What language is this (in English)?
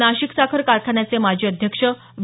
Marathi